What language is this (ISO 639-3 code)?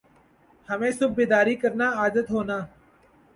urd